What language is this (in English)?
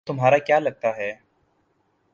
Urdu